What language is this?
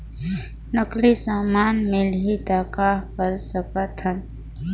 Chhattisgarhi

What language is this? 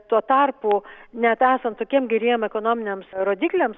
Lithuanian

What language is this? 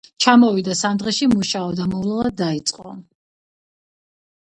Georgian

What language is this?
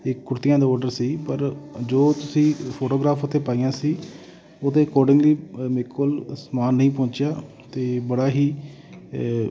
Punjabi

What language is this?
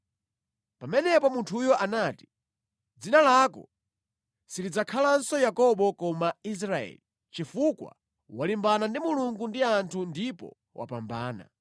Nyanja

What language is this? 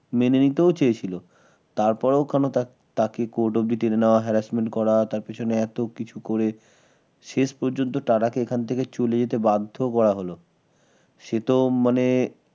Bangla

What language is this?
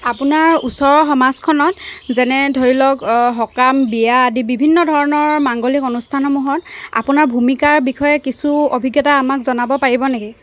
Assamese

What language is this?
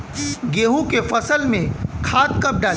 Bhojpuri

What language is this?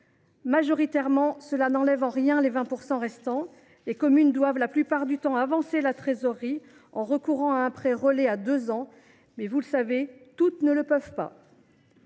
French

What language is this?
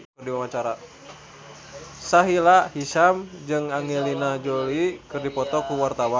Sundanese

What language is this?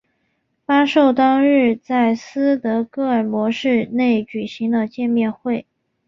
Chinese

